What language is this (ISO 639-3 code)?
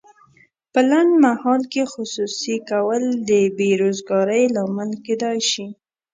pus